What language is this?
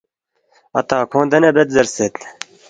Balti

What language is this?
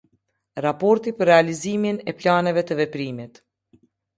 Albanian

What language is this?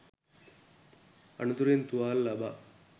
Sinhala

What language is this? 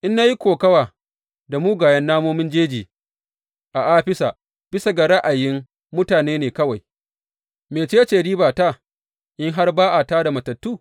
Hausa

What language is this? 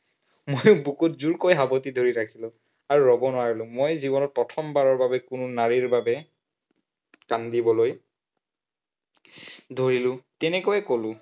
Assamese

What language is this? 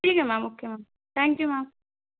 Urdu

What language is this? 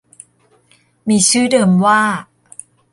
Thai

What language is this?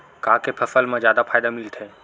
Chhattisgarhi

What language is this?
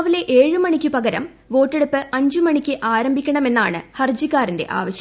Malayalam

